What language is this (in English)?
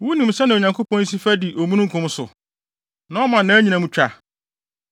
Akan